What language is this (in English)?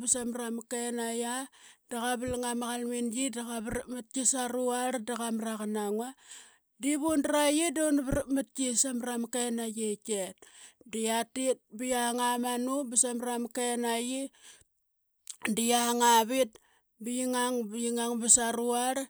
Qaqet